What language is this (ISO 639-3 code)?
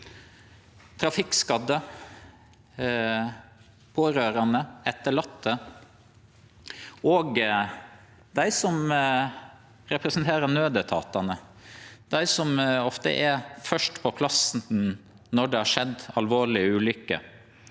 nor